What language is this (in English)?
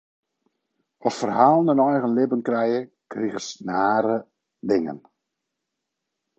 Western Frisian